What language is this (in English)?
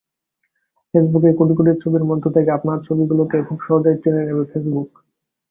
Bangla